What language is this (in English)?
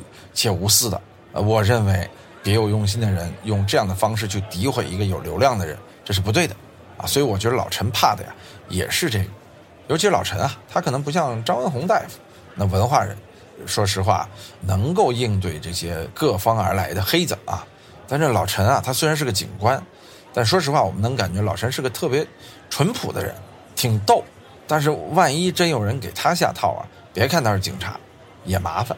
Chinese